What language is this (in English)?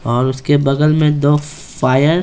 Hindi